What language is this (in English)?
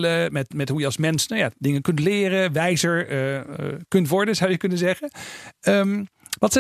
Dutch